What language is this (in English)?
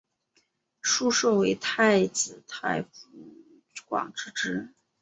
Chinese